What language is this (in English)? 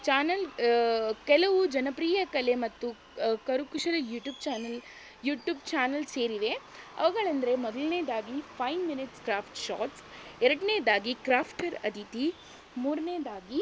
Kannada